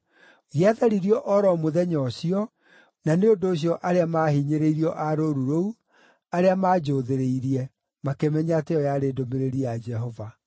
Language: Kikuyu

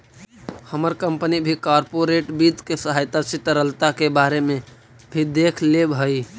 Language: Magahi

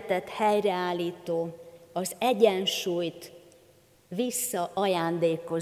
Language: Hungarian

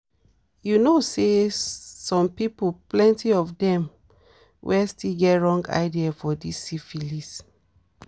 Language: Nigerian Pidgin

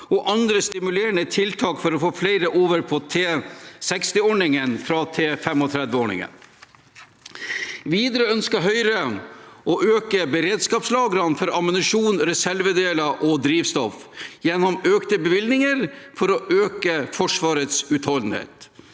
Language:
Norwegian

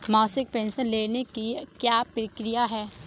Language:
Hindi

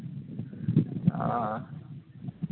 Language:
Santali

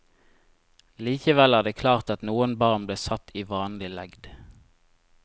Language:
Norwegian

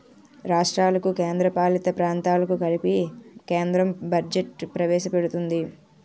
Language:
Telugu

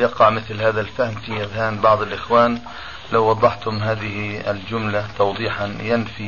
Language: Arabic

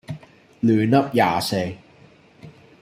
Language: Cantonese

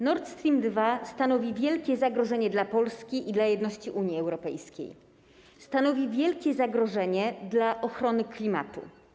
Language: Polish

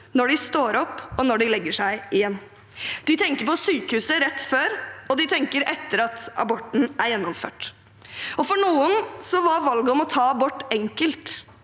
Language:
Norwegian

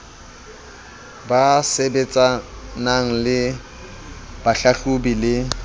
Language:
Southern Sotho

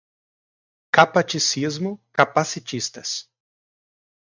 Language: Portuguese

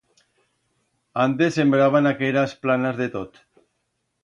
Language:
Aragonese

